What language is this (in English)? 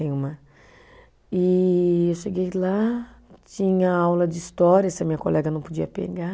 Portuguese